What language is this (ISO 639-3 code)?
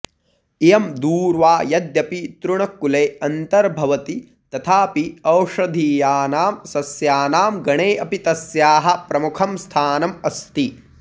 san